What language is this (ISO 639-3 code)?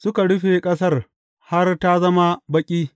hau